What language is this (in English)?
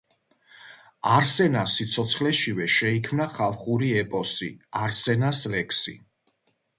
Georgian